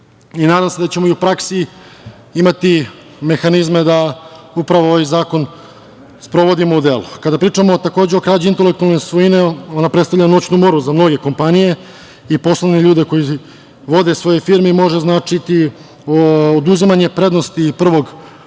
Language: Serbian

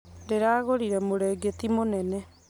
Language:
Kikuyu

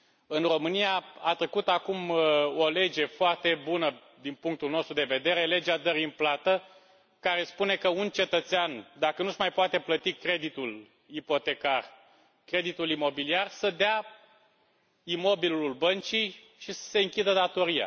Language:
Romanian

